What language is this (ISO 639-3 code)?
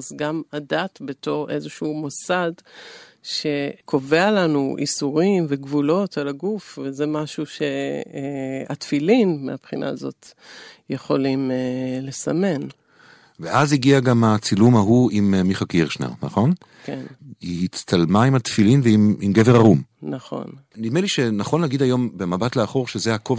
heb